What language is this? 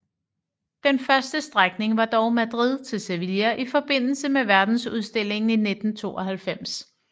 Danish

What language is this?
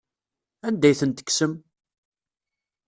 Kabyle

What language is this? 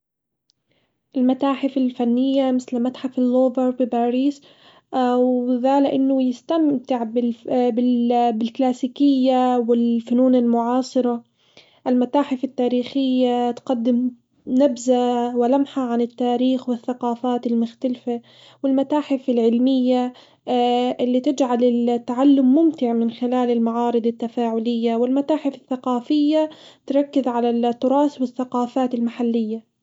Hijazi Arabic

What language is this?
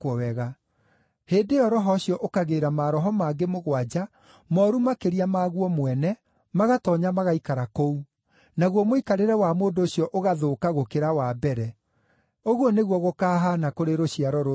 Kikuyu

